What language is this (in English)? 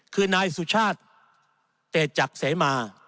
Thai